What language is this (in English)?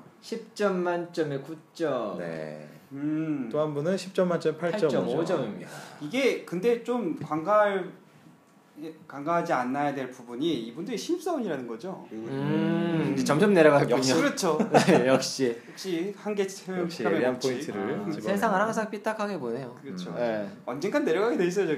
Korean